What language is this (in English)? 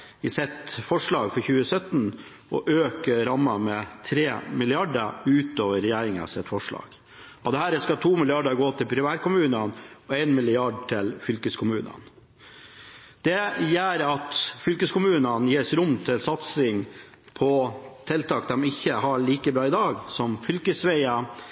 Norwegian Bokmål